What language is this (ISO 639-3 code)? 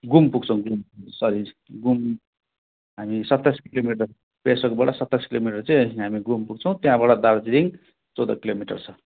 nep